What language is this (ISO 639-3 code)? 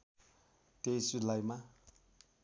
nep